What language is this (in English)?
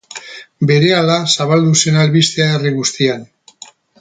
Basque